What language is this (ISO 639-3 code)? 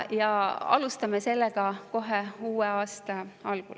est